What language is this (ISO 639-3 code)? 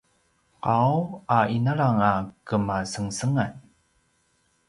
pwn